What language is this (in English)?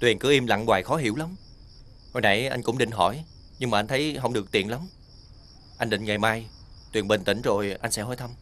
Vietnamese